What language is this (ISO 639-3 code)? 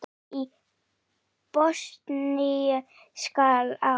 isl